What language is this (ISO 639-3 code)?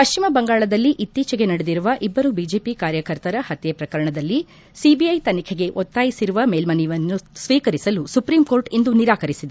kan